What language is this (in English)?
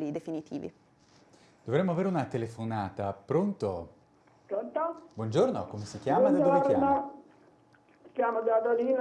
Italian